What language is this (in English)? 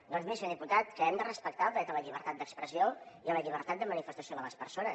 Catalan